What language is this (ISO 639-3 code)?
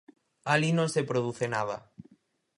glg